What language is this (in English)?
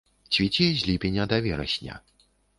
Belarusian